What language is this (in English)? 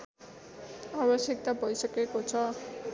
Nepali